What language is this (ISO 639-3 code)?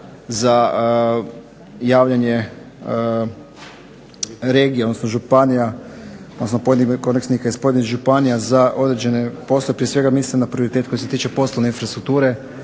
hrv